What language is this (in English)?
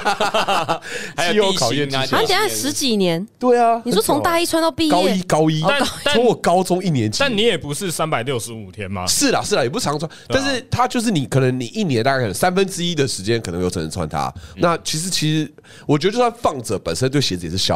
Chinese